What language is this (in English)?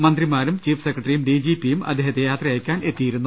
Malayalam